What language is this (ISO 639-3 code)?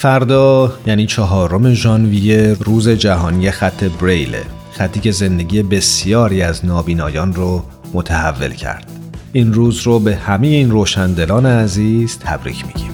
fas